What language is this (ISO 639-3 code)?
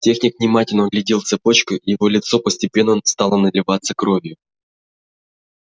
rus